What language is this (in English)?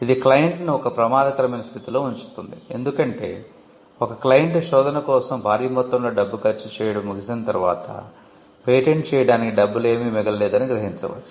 Telugu